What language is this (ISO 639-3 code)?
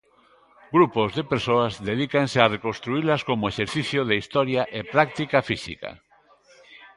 glg